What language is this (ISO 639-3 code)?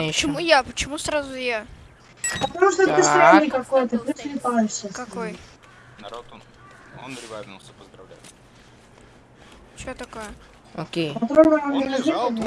rus